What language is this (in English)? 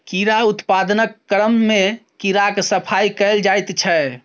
Maithili